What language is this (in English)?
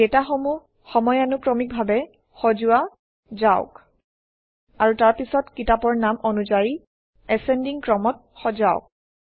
Assamese